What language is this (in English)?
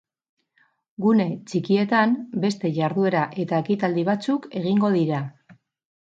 Basque